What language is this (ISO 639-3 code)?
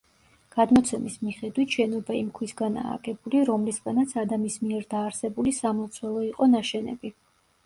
kat